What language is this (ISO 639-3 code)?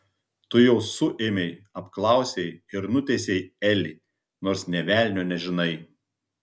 lit